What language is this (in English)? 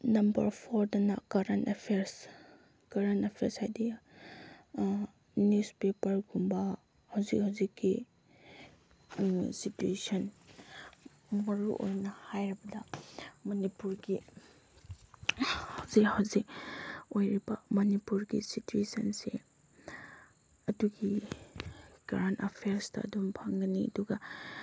Manipuri